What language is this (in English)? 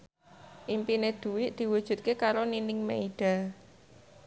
Javanese